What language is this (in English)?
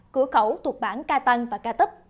Vietnamese